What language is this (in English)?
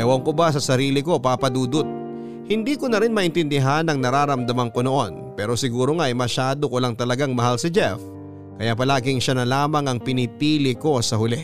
Filipino